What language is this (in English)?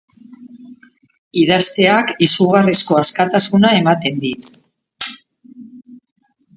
Basque